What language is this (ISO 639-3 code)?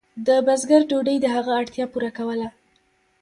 pus